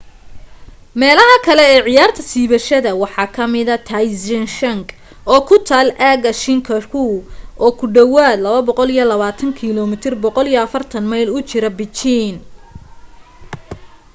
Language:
Somali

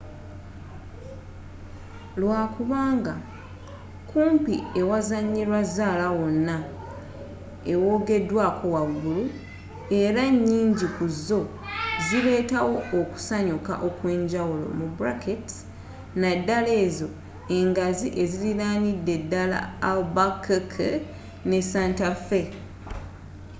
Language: Ganda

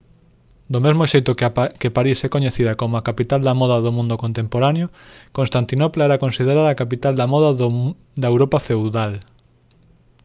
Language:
Galician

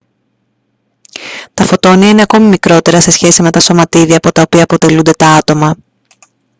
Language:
Greek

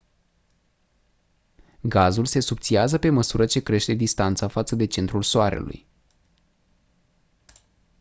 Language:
Romanian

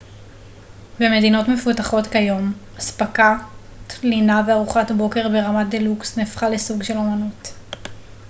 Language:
Hebrew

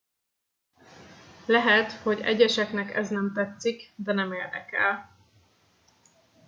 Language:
Hungarian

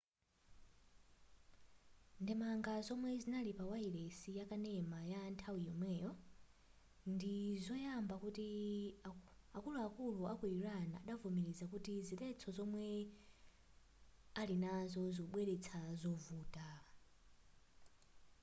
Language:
Nyanja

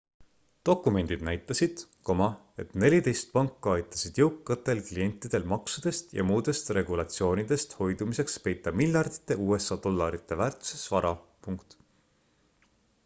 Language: Estonian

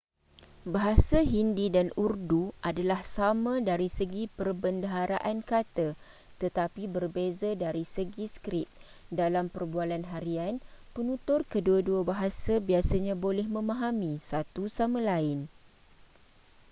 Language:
Malay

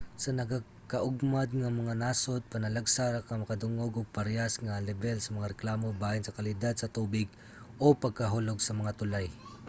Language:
Cebuano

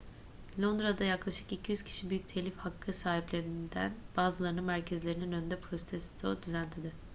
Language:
Turkish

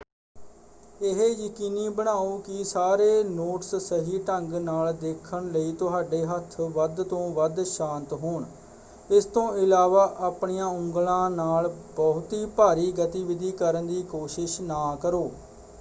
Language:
Punjabi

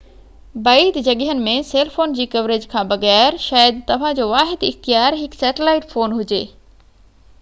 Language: Sindhi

